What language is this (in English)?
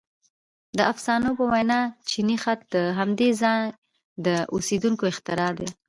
Pashto